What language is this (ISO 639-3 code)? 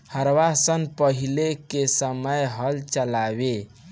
bho